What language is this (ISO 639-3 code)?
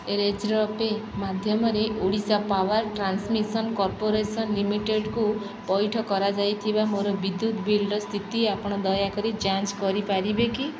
ori